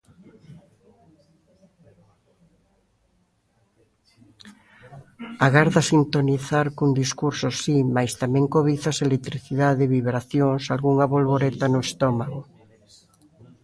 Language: Galician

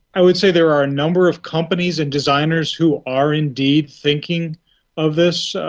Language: English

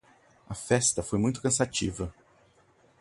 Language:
Portuguese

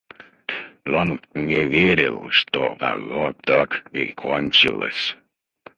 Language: Russian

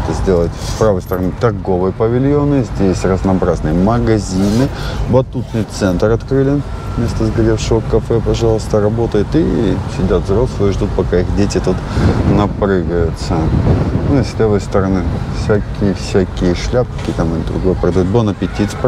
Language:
Russian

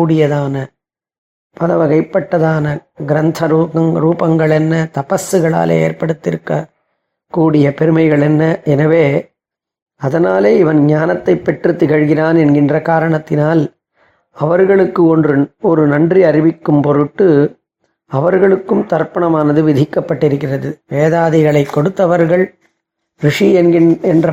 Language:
Tamil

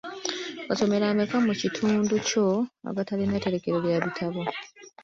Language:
Ganda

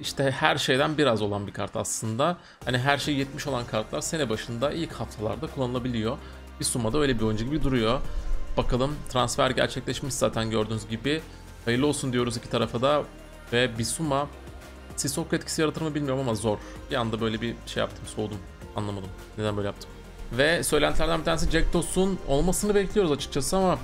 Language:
Turkish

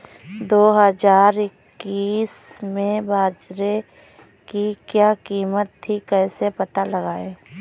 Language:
Hindi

